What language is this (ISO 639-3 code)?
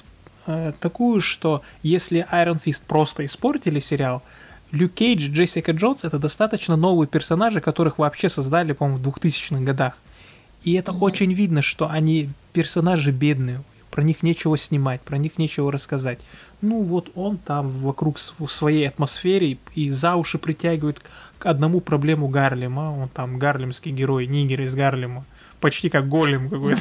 rus